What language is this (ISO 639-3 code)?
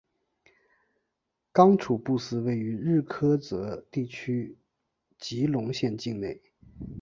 zho